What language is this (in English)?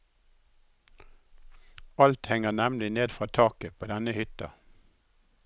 Norwegian